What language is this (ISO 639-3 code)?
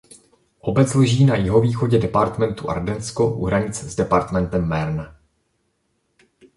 ces